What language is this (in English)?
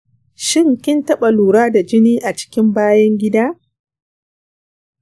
Hausa